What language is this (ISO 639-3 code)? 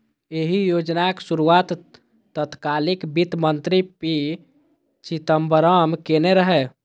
mai